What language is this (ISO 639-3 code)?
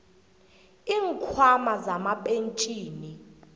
nbl